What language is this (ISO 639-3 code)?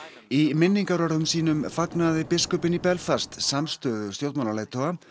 isl